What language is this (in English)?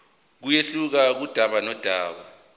Zulu